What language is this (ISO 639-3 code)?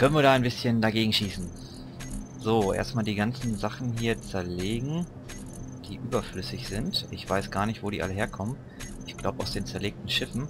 deu